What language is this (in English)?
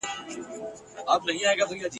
Pashto